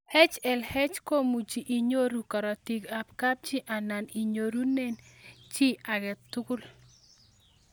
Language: Kalenjin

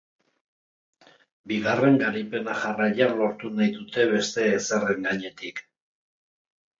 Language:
Basque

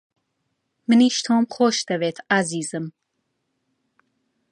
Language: Central Kurdish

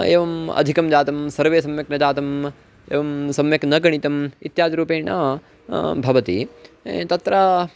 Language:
Sanskrit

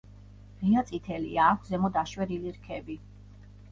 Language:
Georgian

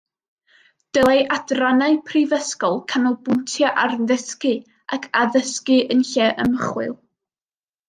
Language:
Welsh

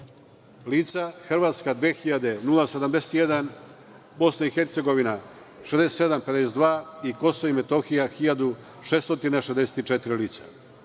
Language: Serbian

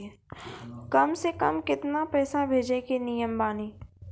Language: Maithili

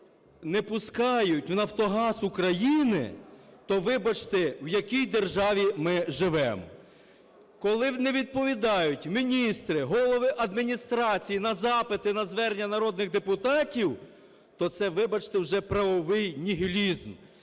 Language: Ukrainian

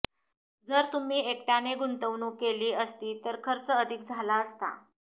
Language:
Marathi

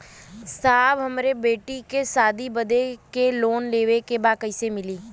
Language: Bhojpuri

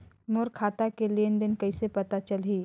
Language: Chhattisgarhi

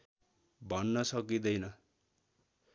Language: Nepali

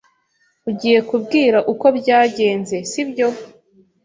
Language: Kinyarwanda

